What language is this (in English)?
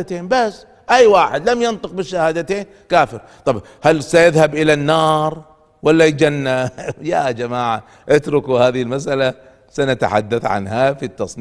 Arabic